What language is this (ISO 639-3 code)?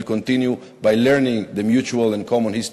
heb